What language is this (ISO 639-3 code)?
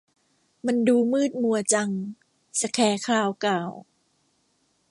tha